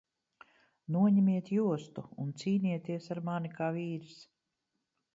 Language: Latvian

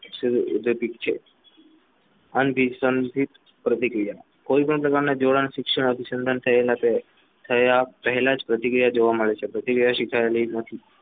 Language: Gujarati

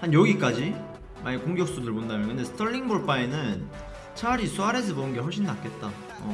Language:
Korean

